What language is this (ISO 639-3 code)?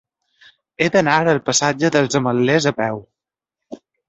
cat